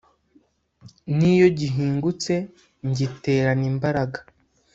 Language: Kinyarwanda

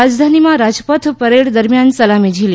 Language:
Gujarati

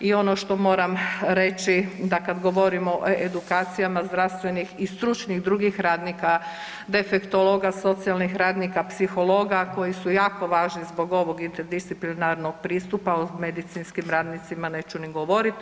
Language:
Croatian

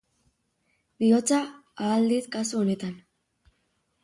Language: Basque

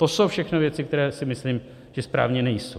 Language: Czech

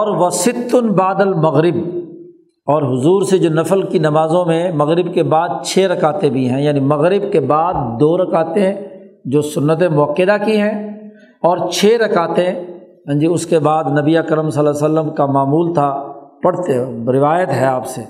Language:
Urdu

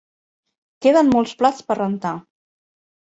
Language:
Catalan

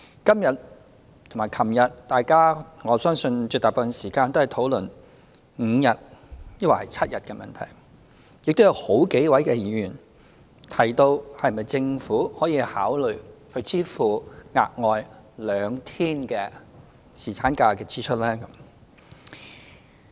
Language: Cantonese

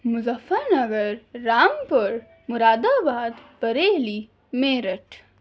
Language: Urdu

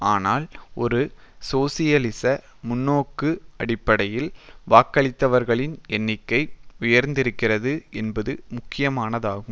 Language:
Tamil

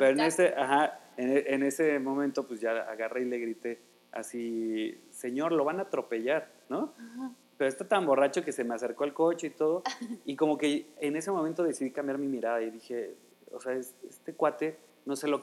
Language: Spanish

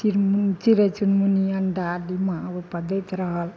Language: Maithili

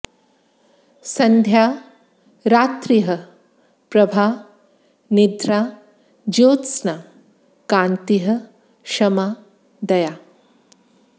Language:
Sanskrit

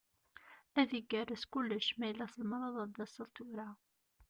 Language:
Kabyle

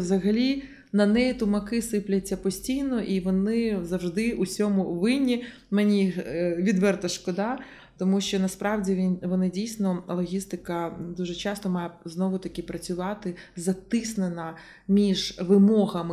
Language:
Ukrainian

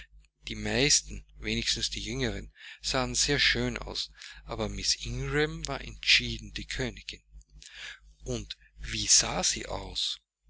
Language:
German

